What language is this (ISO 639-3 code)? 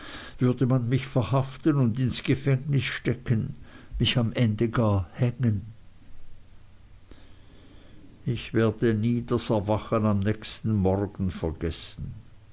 deu